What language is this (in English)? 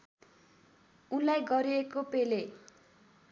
Nepali